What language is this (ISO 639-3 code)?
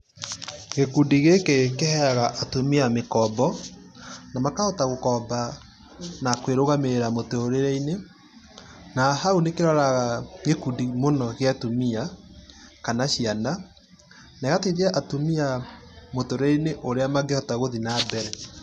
kik